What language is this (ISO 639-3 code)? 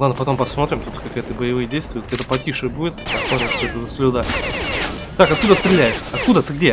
rus